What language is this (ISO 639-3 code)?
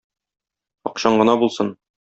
tat